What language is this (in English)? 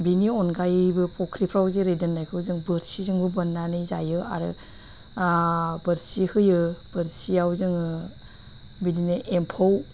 Bodo